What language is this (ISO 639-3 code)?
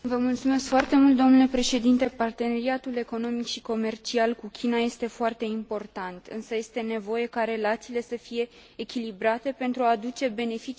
ron